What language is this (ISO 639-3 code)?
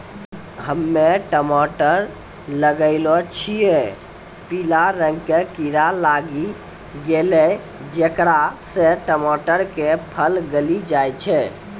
mai